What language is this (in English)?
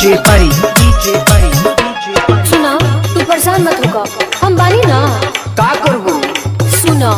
Hindi